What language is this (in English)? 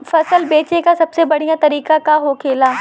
Bhojpuri